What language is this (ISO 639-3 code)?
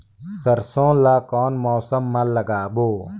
hne